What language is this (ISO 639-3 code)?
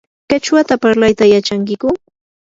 qur